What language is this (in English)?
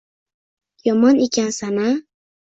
Uzbek